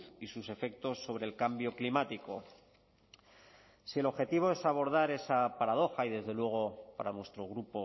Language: Spanish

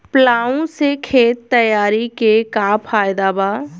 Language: Bhojpuri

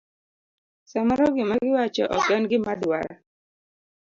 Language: Luo (Kenya and Tanzania)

